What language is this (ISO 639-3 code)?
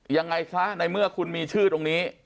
tha